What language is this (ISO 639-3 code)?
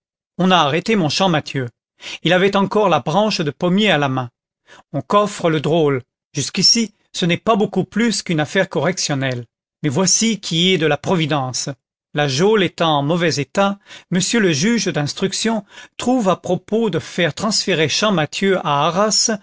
fra